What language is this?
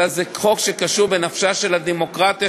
Hebrew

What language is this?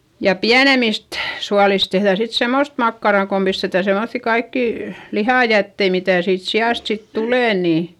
Finnish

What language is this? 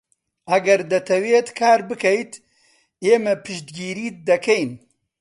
Central Kurdish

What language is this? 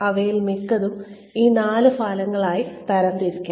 Malayalam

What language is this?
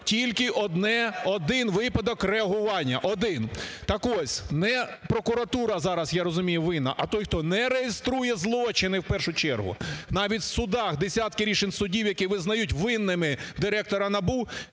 Ukrainian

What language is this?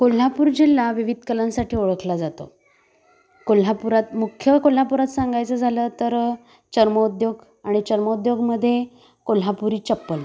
Marathi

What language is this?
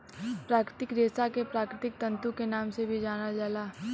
Bhojpuri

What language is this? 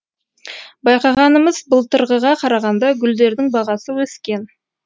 Kazakh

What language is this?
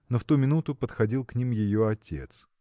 Russian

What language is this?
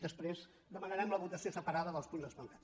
Catalan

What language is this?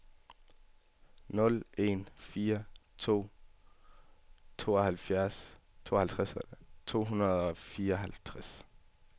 Danish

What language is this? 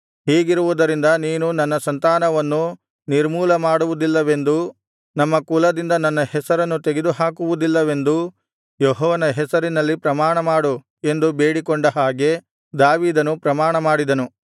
Kannada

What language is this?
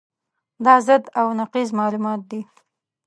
Pashto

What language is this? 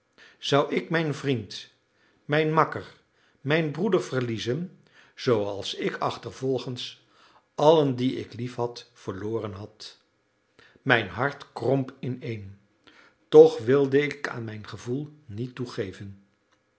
Dutch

